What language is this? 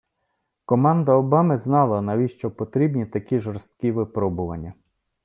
Ukrainian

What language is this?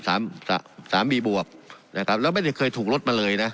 Thai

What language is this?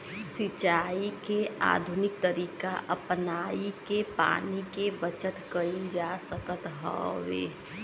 Bhojpuri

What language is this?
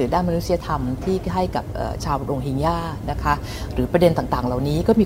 Thai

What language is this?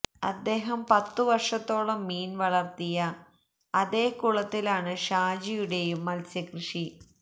Malayalam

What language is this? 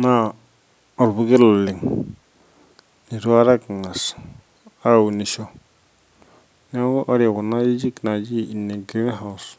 Masai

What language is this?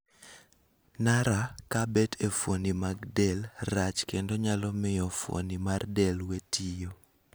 Luo (Kenya and Tanzania)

